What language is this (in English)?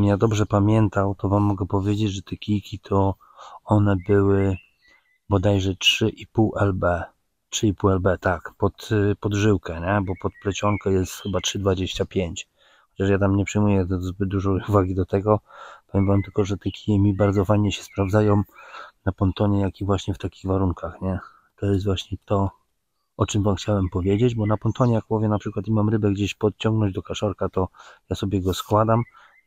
Polish